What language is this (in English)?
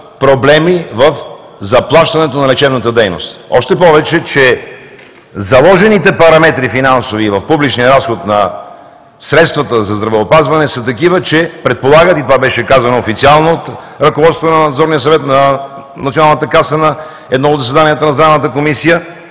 Bulgarian